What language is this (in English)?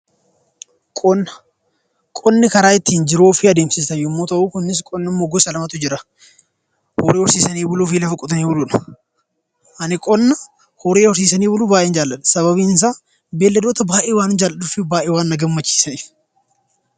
Oromo